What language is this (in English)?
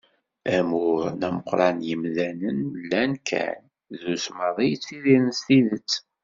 Kabyle